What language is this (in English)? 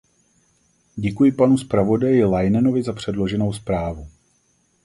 Czech